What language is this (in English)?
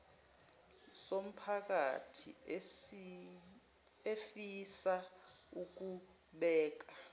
Zulu